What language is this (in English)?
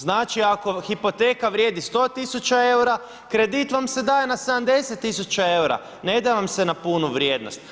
Croatian